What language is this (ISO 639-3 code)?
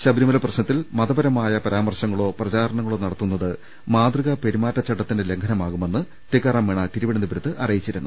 mal